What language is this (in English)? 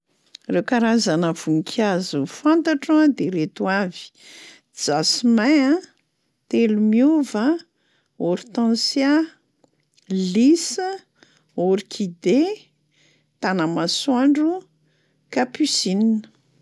Malagasy